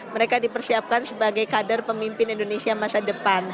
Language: Indonesian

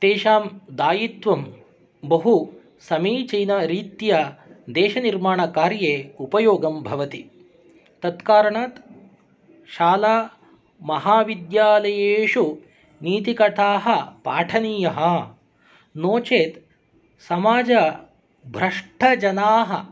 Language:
Sanskrit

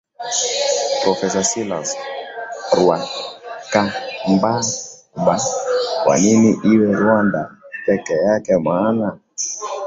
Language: Swahili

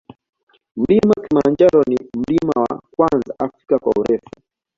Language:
Swahili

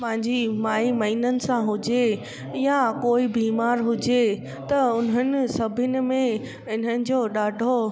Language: Sindhi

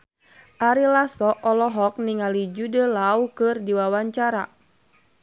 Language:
Sundanese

